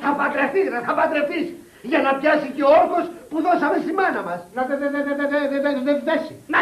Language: Greek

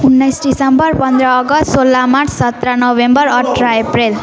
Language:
Nepali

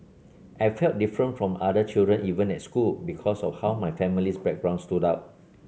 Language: English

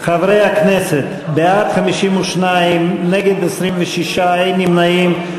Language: Hebrew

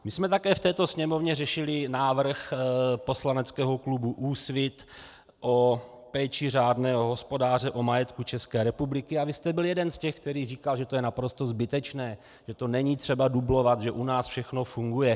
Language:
Czech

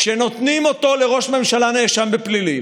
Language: Hebrew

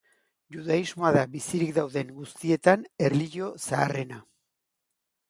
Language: Basque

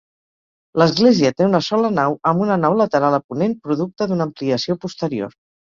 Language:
Catalan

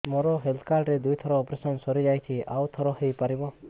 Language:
Odia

